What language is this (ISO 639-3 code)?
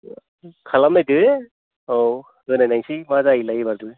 brx